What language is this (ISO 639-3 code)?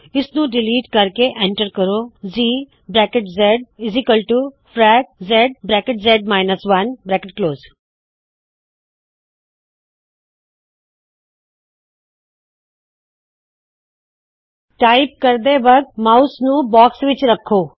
pan